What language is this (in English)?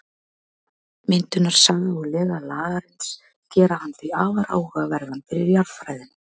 Icelandic